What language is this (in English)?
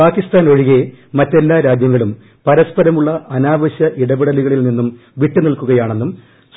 Malayalam